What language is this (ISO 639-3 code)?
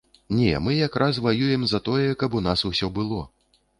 bel